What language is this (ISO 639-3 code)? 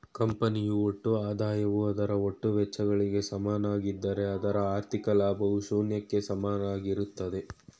kan